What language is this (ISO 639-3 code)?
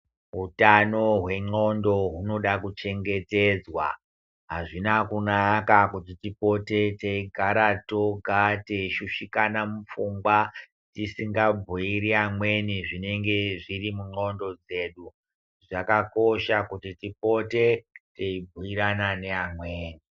ndc